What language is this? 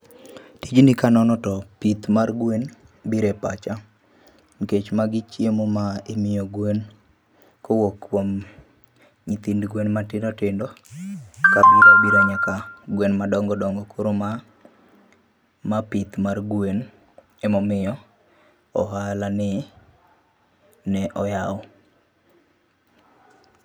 Luo (Kenya and Tanzania)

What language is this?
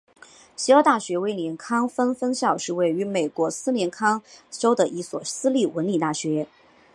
Chinese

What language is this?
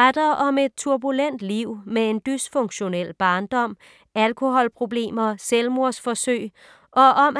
Danish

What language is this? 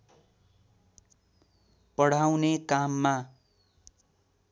Nepali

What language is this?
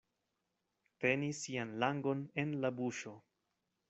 Esperanto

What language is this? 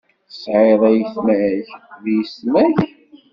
Kabyle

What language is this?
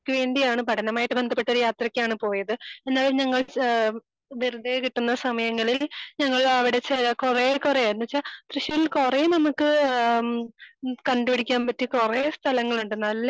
Malayalam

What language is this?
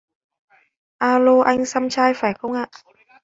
Vietnamese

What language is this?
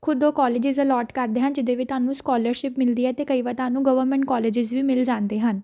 Punjabi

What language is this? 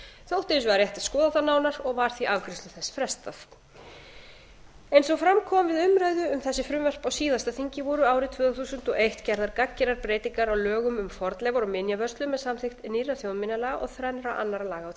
Icelandic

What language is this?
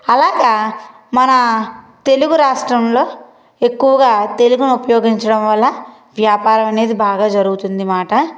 Telugu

